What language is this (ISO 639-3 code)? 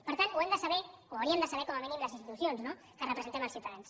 cat